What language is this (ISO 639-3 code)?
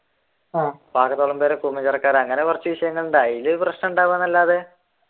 mal